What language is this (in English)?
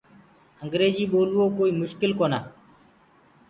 Gurgula